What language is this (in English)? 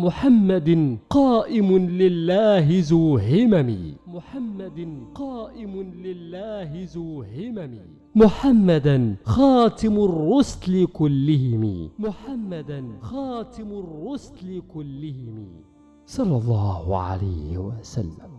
Arabic